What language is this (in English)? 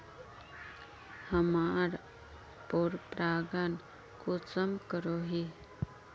Magahi